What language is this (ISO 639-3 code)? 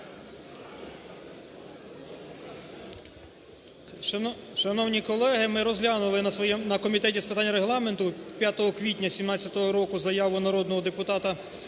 ukr